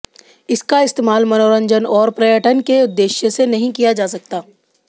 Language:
Hindi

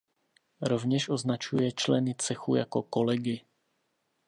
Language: Czech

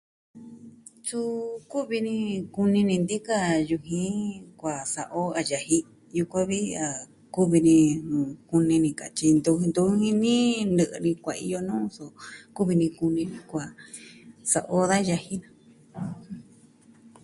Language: Southwestern Tlaxiaco Mixtec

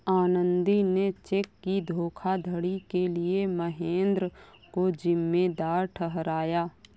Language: Hindi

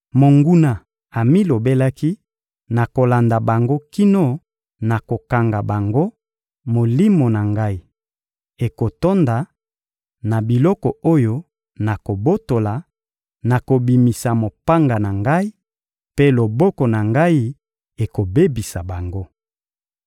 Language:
Lingala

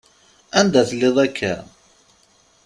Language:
Kabyle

